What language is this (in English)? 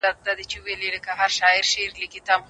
Pashto